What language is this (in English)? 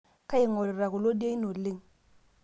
Masai